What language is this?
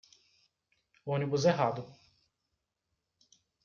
Portuguese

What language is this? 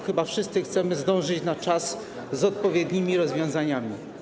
Polish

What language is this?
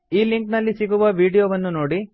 Kannada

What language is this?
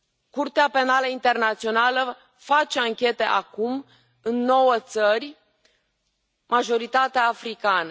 Romanian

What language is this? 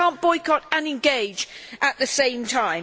English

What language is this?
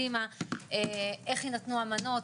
Hebrew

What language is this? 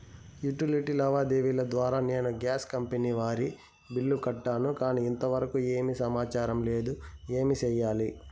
Telugu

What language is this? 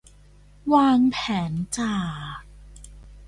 Thai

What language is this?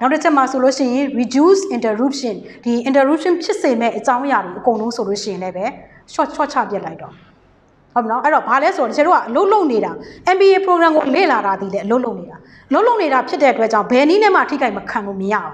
Thai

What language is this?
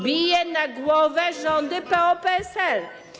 Polish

